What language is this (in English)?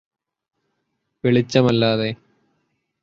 Malayalam